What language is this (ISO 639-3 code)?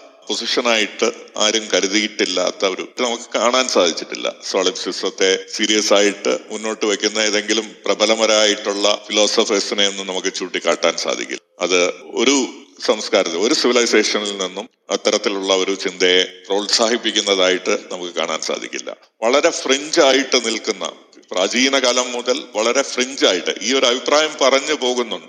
mal